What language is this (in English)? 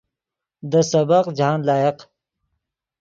Yidgha